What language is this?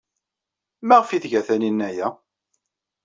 Kabyle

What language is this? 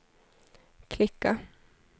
Swedish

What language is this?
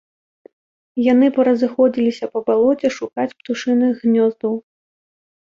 Belarusian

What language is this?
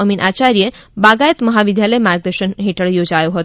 Gujarati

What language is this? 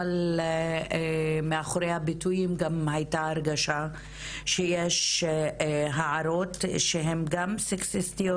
Hebrew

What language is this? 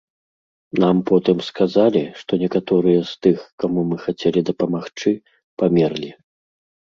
Belarusian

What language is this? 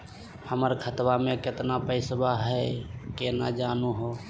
Magahi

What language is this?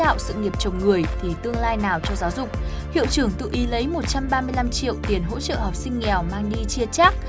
Vietnamese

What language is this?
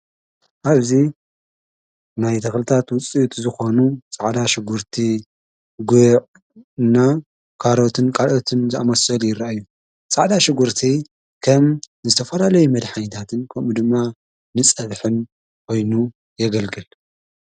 Tigrinya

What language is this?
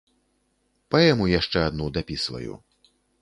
Belarusian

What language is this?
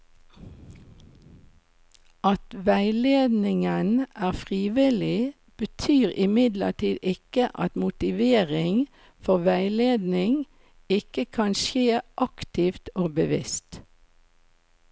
Norwegian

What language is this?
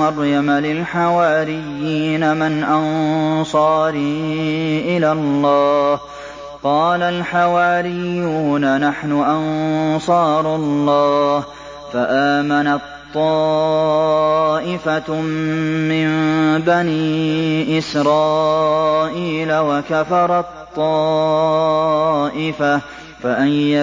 Arabic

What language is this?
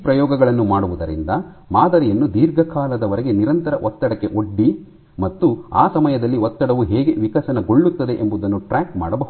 Kannada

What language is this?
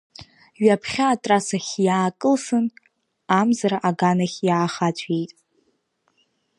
Abkhazian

